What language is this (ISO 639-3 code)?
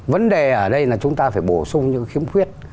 vie